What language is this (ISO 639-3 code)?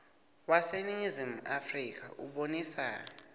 ssw